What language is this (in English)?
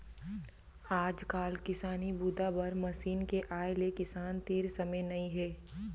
Chhattisgarhi